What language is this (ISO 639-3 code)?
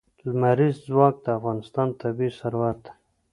pus